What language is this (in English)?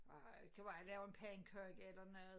Danish